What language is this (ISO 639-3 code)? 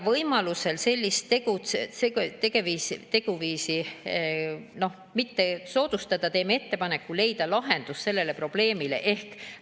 est